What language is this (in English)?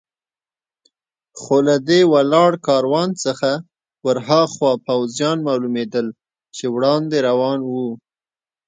Pashto